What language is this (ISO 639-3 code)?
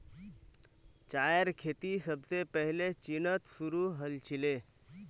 mag